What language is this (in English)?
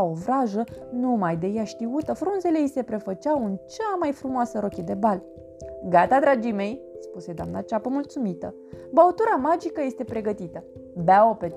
Romanian